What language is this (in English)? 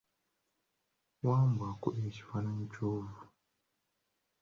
Ganda